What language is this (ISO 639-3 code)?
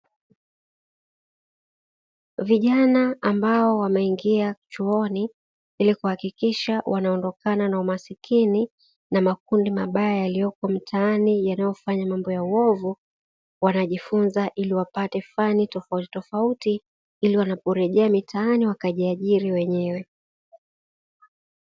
swa